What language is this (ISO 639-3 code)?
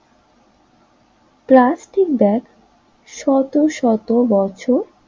ben